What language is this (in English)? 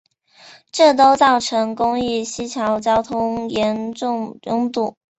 Chinese